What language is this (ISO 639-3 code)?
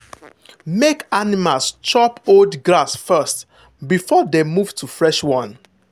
pcm